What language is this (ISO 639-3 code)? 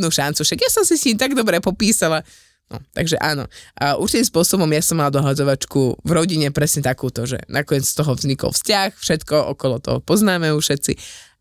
slk